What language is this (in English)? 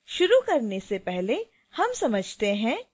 Hindi